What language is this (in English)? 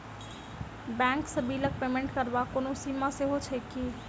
Maithili